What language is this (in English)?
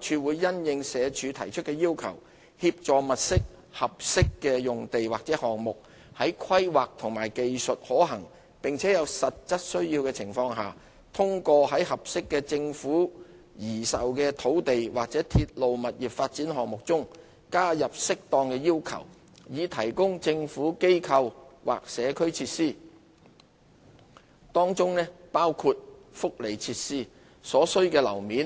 Cantonese